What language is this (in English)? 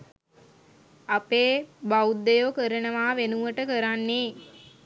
Sinhala